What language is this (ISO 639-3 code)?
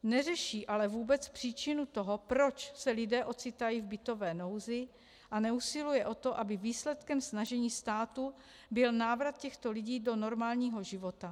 ces